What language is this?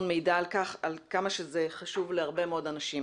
Hebrew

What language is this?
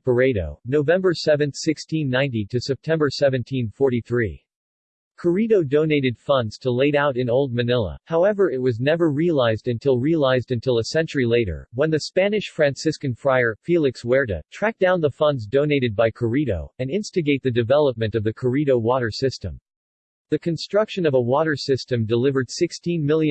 English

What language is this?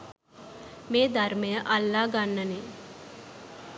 Sinhala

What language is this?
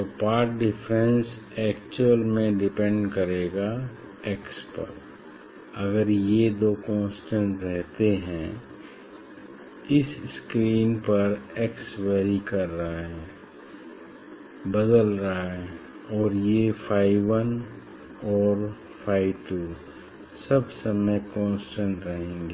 Hindi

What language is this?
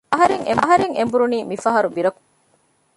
Divehi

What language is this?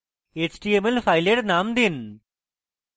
Bangla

